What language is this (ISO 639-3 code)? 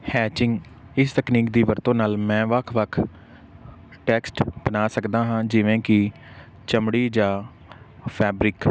pan